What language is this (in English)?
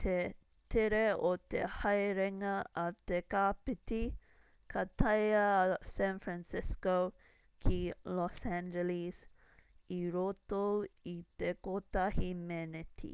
Māori